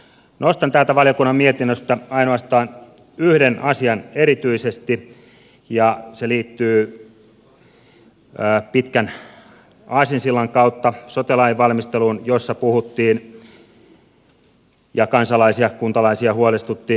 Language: Finnish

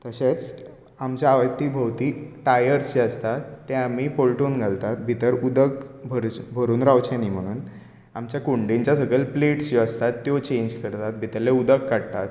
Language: Konkani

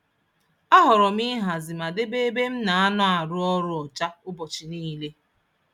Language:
Igbo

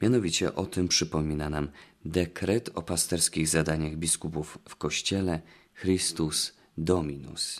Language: Polish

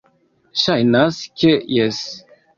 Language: Esperanto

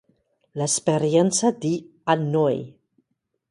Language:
Italian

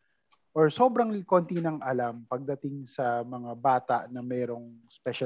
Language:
Filipino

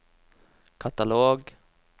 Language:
Norwegian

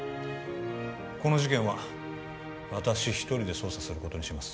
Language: Japanese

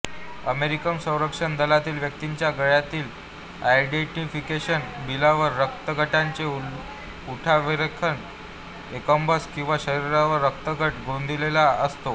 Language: Marathi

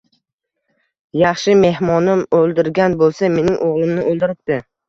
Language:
Uzbek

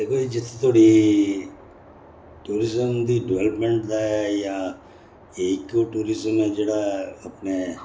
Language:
Dogri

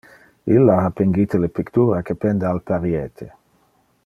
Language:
Interlingua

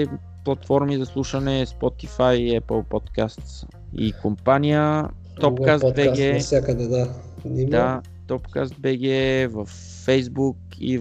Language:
Bulgarian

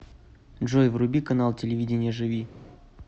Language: Russian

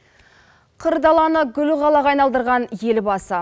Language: Kazakh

